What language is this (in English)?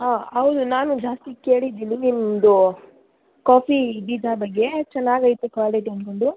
Kannada